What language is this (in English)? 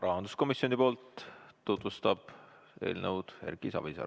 Estonian